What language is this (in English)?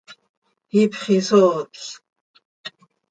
Seri